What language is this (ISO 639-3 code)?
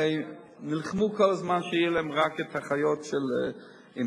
heb